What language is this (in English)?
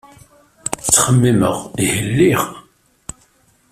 Kabyle